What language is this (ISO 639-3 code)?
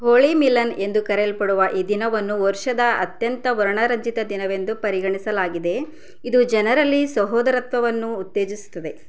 kan